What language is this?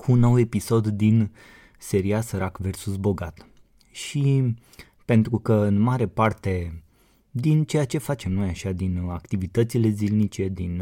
Romanian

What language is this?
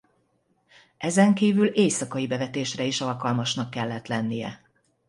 Hungarian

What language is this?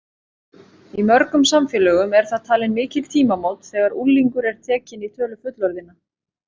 Icelandic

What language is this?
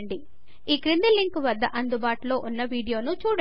Telugu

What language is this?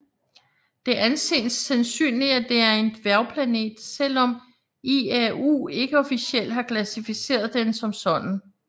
Danish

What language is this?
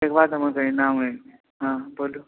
Maithili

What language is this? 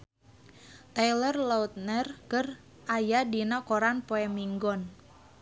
Sundanese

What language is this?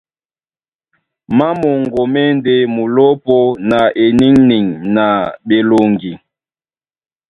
Duala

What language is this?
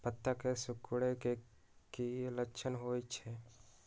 Magahi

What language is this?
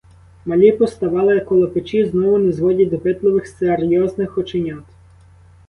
Ukrainian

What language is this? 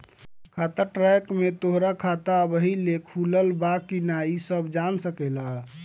Bhojpuri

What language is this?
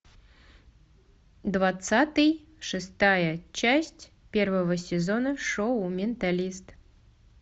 Russian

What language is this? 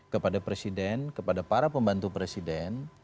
Indonesian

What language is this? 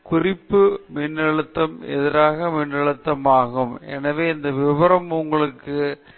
Tamil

